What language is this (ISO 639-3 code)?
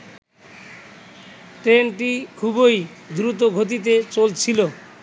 ben